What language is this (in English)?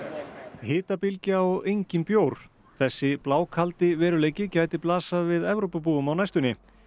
Icelandic